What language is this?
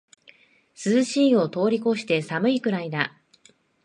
Japanese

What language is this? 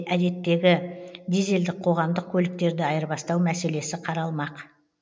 Kazakh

